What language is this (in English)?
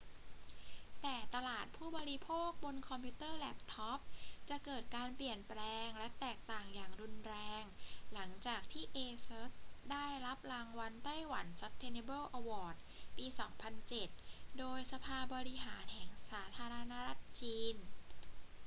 Thai